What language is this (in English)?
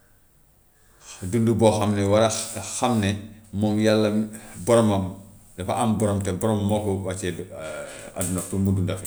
Gambian Wolof